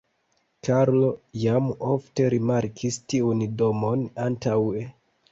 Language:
Esperanto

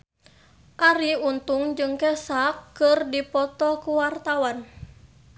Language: Sundanese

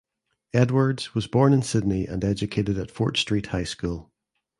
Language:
English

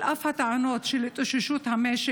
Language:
Hebrew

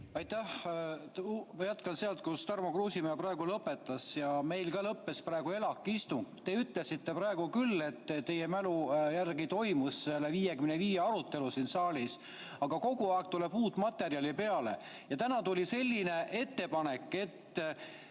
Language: Estonian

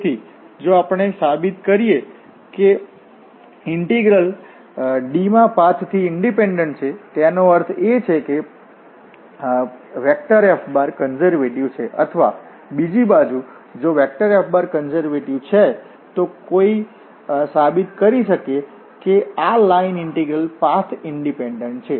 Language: Gujarati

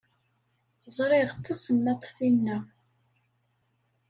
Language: Kabyle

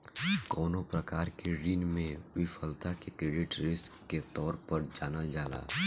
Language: Bhojpuri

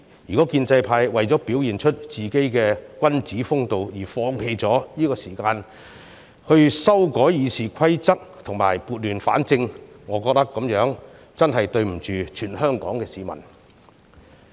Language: Cantonese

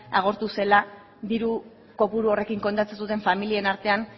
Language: Basque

